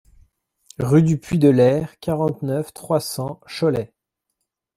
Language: French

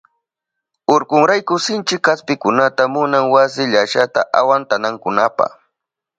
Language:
Southern Pastaza Quechua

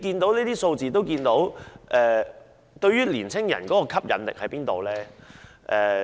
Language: Cantonese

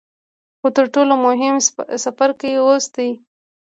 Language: Pashto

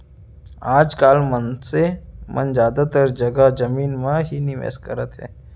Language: Chhattisgarhi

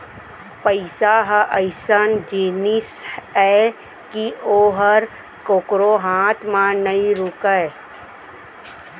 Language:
Chhattisgarhi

